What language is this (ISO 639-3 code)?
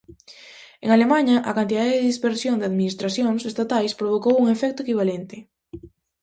glg